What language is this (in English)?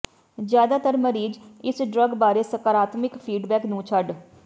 Punjabi